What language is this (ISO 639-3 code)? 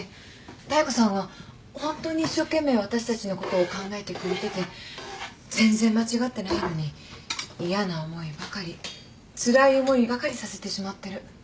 jpn